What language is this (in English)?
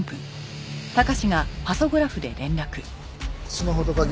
Japanese